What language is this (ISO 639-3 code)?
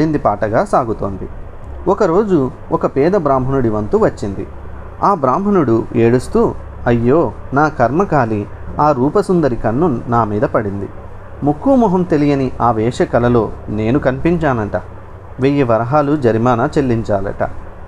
tel